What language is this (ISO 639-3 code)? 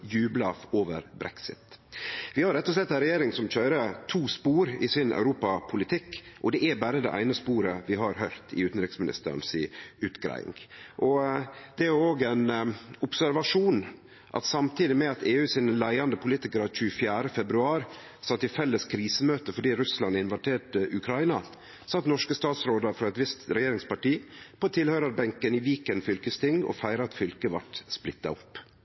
nno